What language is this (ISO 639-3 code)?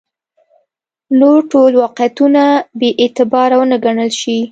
pus